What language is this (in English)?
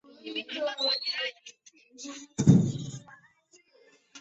Chinese